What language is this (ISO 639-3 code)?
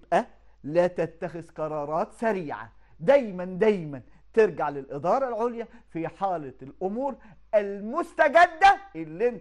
ara